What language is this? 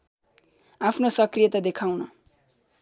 Nepali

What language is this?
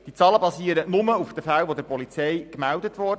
Swiss German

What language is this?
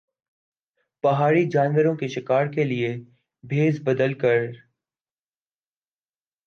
Urdu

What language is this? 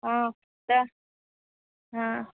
Maithili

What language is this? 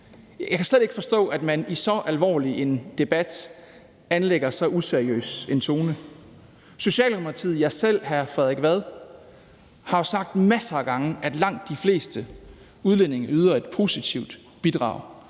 Danish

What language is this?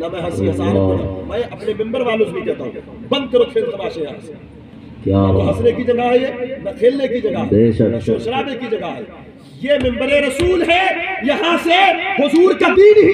Arabic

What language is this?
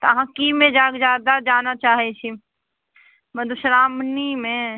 Maithili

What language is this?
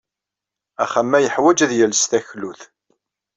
Kabyle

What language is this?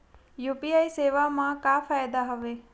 Chhattisgarhi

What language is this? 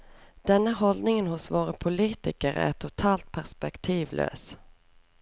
Norwegian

